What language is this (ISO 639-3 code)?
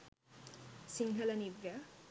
sin